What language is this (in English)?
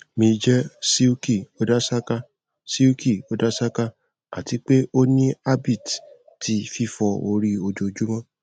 Yoruba